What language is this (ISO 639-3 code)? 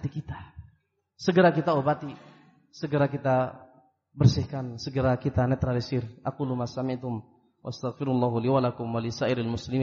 ind